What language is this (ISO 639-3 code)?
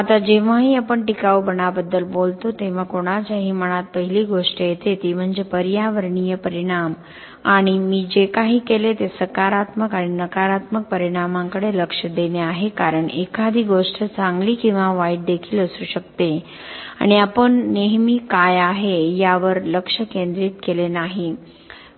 mar